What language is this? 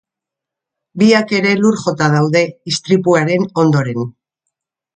Basque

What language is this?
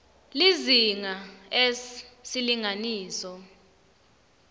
Swati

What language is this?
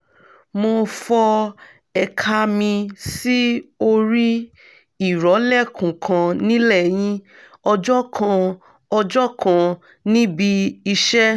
Yoruba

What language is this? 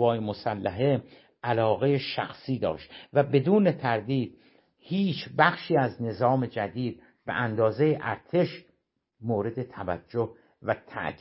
Persian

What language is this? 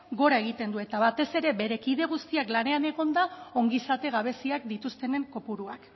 Basque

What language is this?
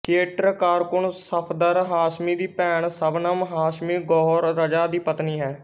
Punjabi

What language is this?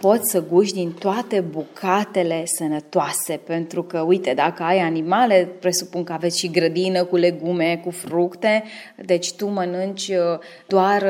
Romanian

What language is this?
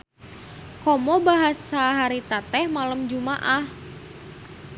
Sundanese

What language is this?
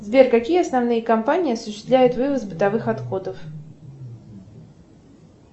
Russian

